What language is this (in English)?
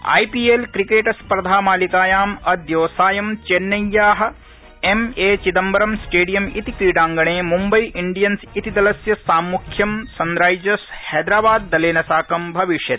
Sanskrit